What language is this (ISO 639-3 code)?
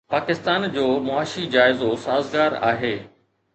snd